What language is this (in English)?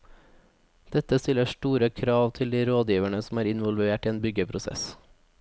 Norwegian